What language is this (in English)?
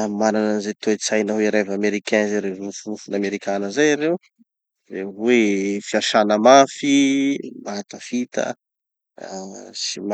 Tanosy Malagasy